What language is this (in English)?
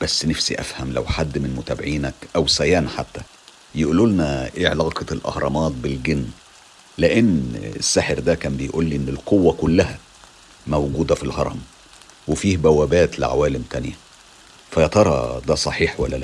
Arabic